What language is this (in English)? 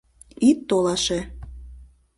Mari